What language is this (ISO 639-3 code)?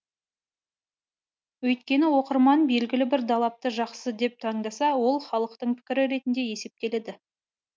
kaz